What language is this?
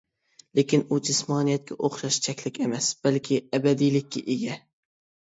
Uyghur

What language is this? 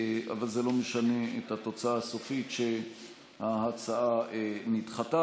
Hebrew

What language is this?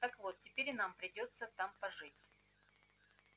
Russian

